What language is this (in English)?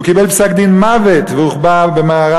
Hebrew